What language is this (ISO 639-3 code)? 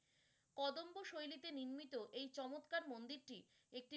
ben